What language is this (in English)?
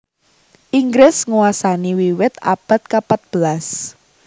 Javanese